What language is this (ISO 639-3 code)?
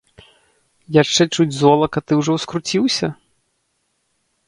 bel